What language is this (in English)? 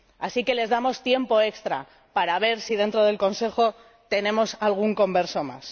Spanish